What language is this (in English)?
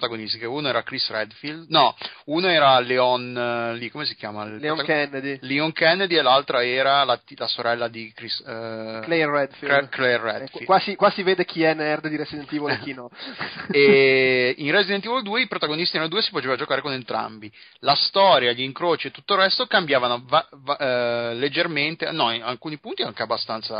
Italian